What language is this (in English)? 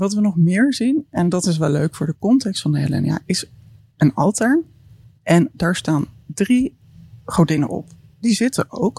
Dutch